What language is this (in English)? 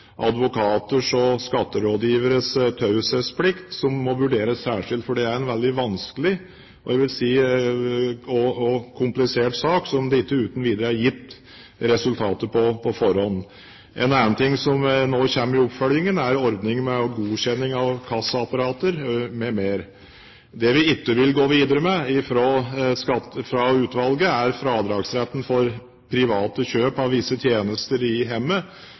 Norwegian Bokmål